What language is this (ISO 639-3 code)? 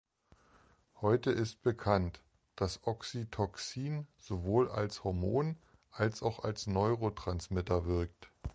deu